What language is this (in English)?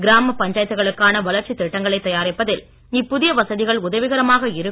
Tamil